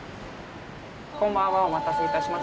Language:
Japanese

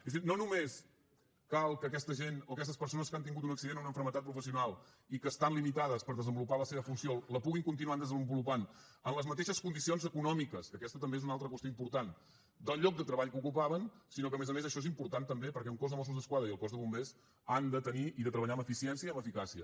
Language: Catalan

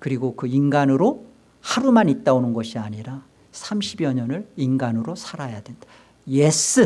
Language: Korean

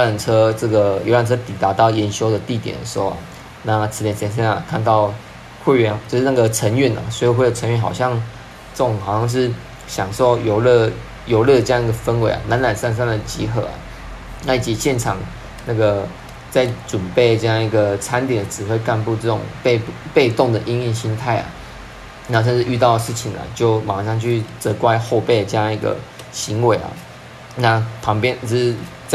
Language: Chinese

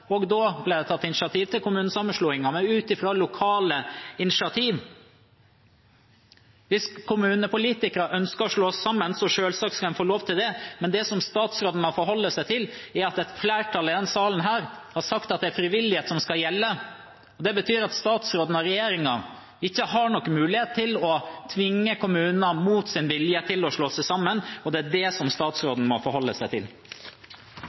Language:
Norwegian Bokmål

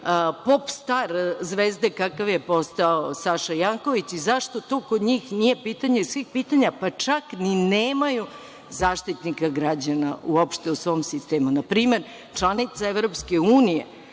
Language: Serbian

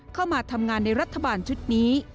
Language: Thai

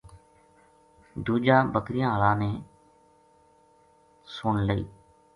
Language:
Gujari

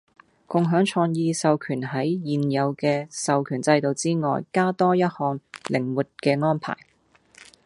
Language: Cantonese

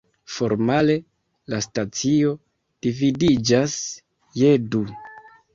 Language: Esperanto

